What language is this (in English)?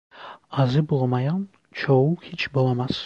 Turkish